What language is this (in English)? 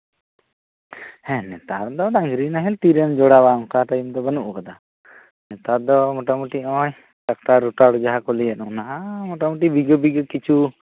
Santali